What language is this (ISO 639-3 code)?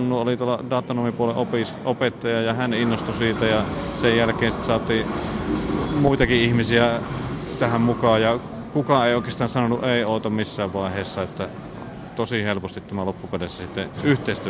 fin